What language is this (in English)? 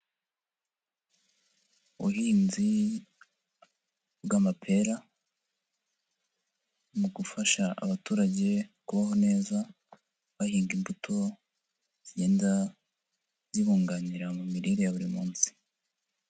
Kinyarwanda